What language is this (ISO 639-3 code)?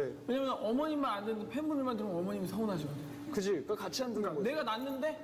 kor